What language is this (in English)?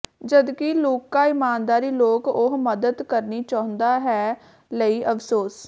Punjabi